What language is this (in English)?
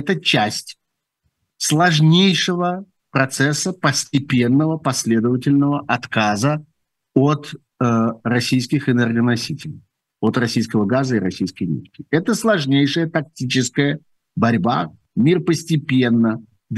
Russian